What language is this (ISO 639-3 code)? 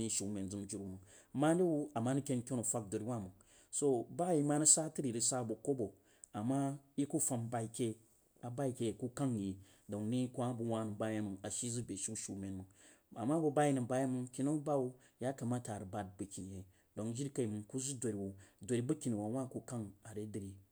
juo